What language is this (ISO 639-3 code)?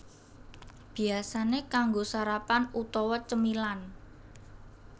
jav